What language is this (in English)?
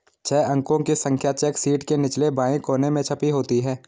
Hindi